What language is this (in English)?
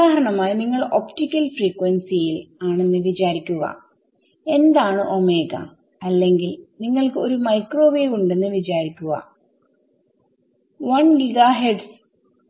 Malayalam